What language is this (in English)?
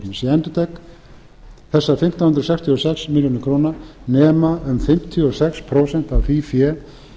Icelandic